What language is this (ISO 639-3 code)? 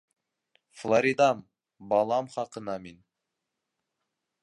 bak